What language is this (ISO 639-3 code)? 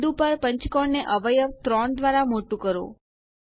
guj